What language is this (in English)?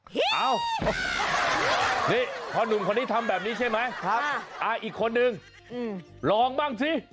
Thai